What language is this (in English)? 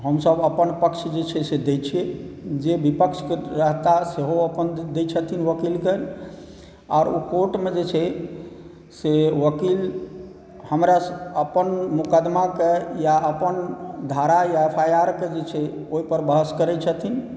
Maithili